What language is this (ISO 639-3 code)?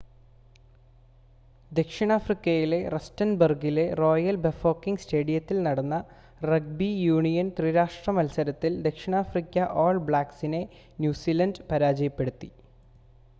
mal